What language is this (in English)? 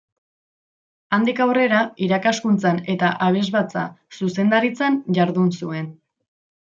Basque